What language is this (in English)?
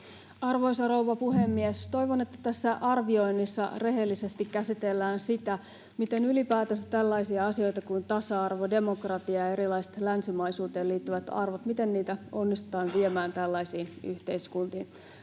Finnish